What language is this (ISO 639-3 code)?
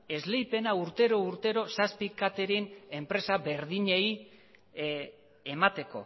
eus